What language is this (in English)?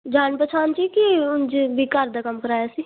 Punjabi